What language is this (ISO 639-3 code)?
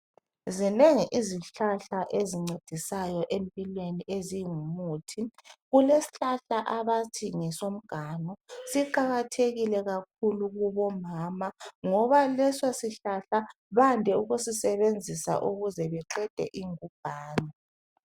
nde